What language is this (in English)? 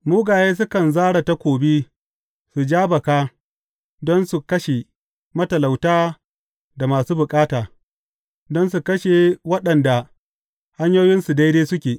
Hausa